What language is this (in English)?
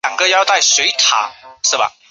Chinese